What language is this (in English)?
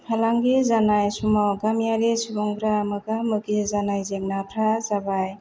Bodo